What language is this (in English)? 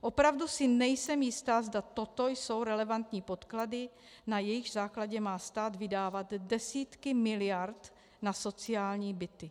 Czech